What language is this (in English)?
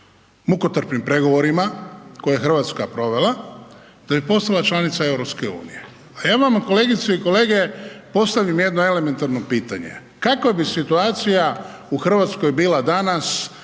Croatian